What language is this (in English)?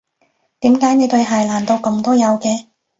Cantonese